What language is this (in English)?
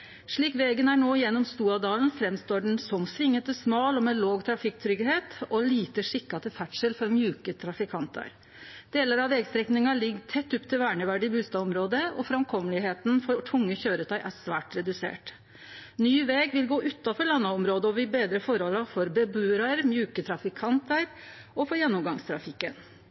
Norwegian Nynorsk